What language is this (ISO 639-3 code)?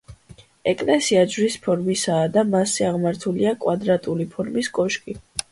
kat